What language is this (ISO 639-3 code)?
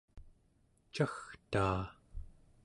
esu